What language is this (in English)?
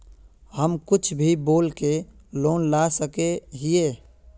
Magahi